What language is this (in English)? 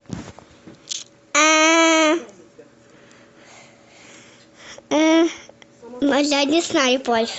Russian